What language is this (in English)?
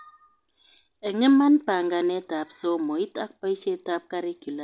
Kalenjin